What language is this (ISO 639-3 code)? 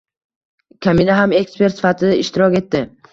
uzb